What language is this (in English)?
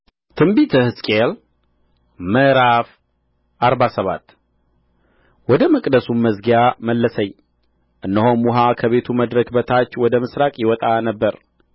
Amharic